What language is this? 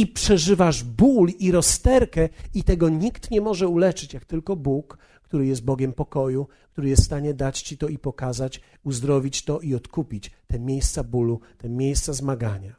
Polish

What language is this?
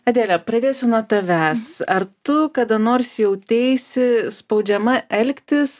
Lithuanian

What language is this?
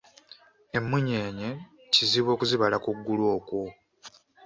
Ganda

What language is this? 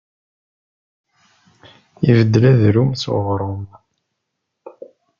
Kabyle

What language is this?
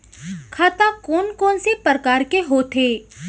Chhattisgarhi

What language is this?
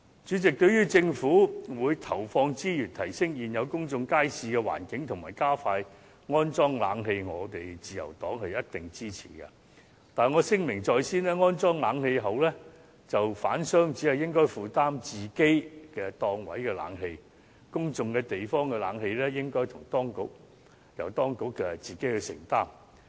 Cantonese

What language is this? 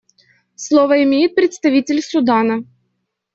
Russian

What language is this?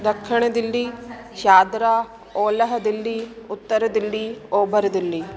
Sindhi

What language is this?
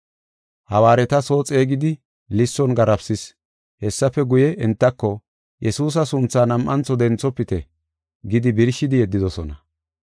Gofa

